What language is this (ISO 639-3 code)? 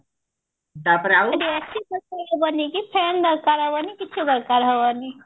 ori